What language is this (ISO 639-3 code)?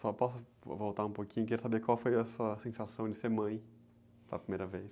por